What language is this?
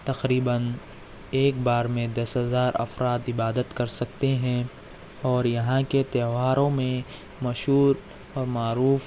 Urdu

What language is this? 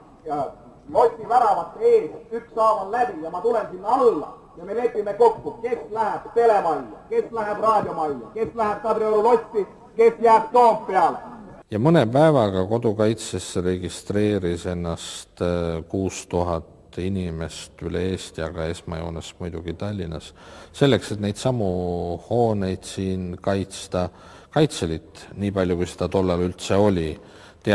Finnish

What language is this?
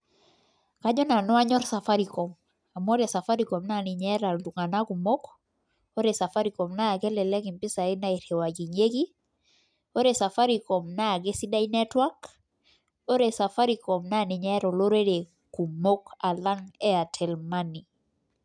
Masai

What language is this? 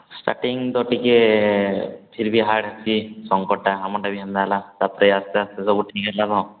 Odia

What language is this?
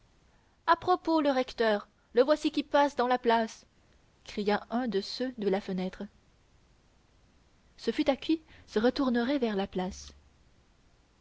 French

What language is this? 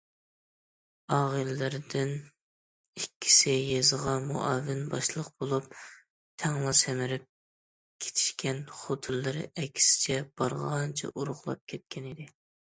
Uyghur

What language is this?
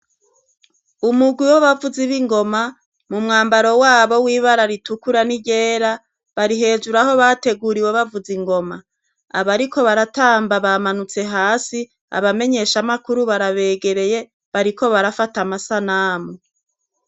Rundi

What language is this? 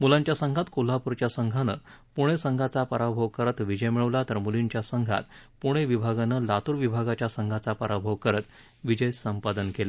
Marathi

